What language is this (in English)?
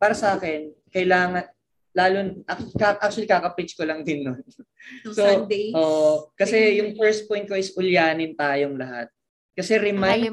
Filipino